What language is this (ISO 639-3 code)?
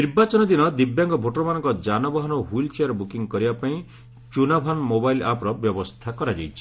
ori